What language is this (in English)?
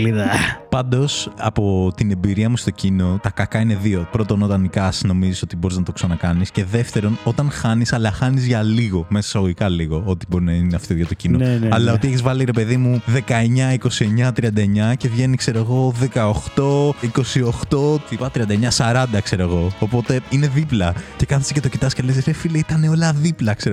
Greek